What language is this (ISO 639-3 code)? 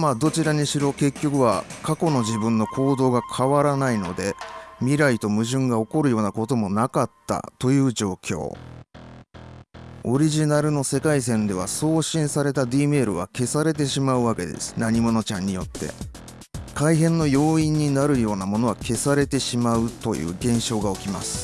jpn